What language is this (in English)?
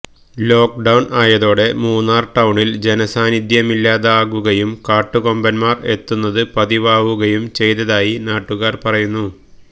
Malayalam